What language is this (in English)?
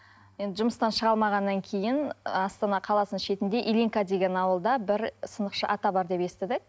Kazakh